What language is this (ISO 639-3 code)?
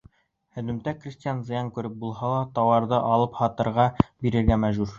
bak